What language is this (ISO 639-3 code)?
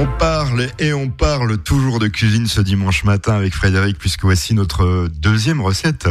fra